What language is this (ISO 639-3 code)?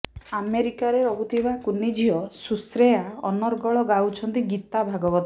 ori